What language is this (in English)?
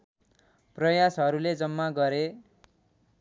Nepali